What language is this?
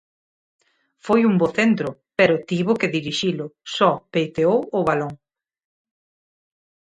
Galician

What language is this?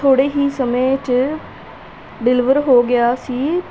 Punjabi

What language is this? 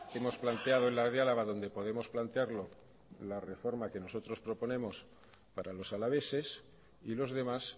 Spanish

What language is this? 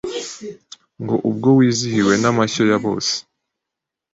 Kinyarwanda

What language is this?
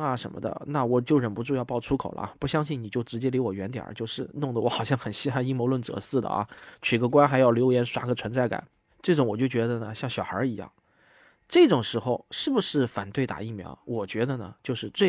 Chinese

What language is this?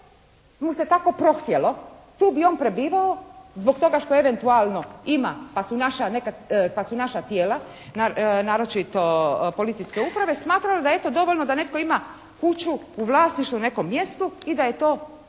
Croatian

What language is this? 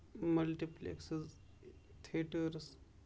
Kashmiri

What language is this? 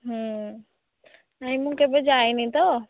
Odia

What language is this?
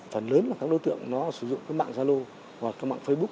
Vietnamese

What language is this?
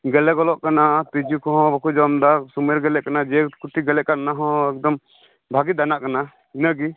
Santali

